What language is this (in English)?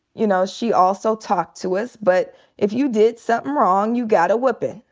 English